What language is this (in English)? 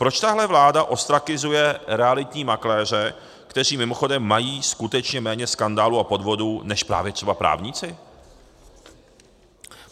Czech